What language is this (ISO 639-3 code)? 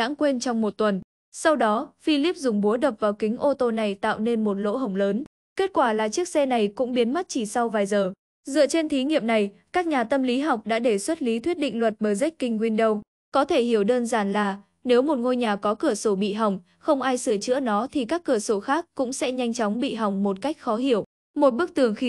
vie